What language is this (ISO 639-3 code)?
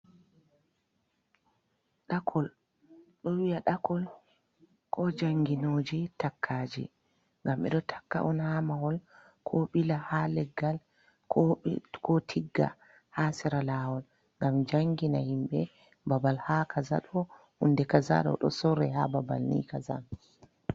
ful